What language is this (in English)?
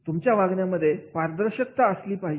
Marathi